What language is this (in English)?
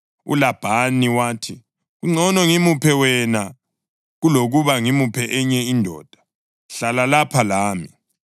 North Ndebele